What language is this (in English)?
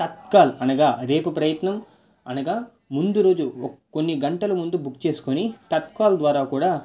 Telugu